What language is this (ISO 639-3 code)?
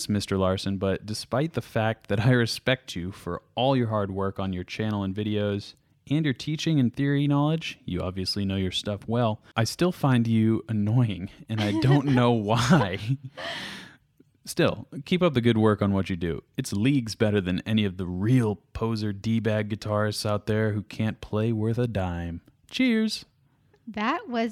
eng